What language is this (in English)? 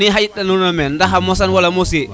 Serer